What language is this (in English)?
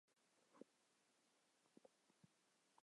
Chinese